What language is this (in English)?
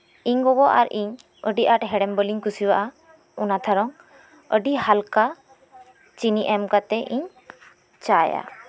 Santali